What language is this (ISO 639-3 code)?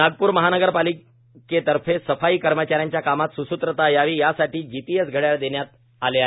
mar